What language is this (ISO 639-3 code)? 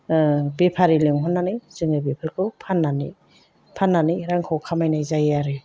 brx